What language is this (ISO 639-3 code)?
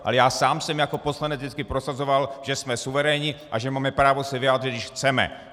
ces